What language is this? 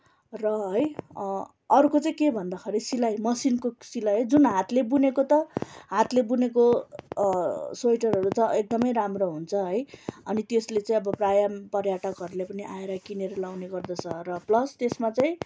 Nepali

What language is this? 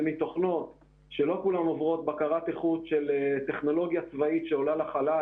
Hebrew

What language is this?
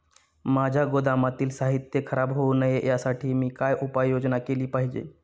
Marathi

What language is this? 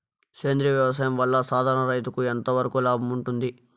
Telugu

